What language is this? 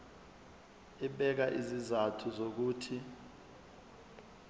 Zulu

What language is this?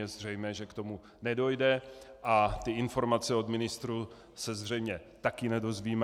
Czech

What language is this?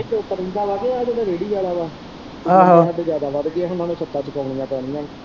Punjabi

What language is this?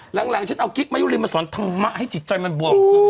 Thai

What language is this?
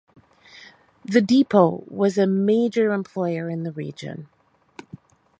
English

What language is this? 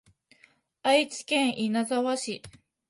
Japanese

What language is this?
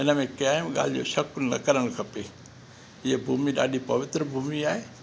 Sindhi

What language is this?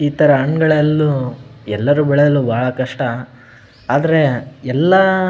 Kannada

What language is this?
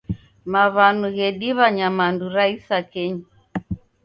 Taita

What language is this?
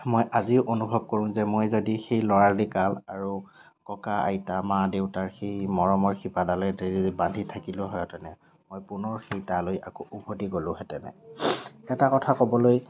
Assamese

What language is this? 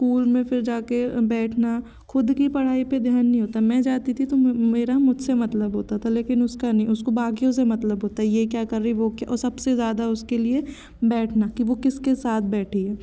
Hindi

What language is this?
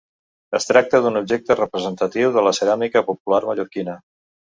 Catalan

